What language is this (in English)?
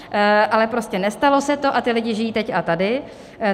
Czech